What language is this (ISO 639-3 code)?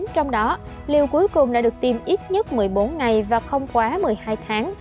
vie